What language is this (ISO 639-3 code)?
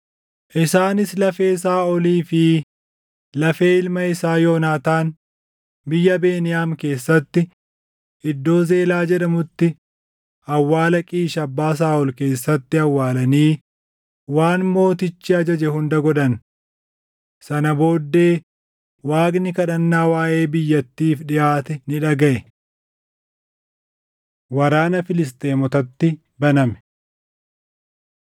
orm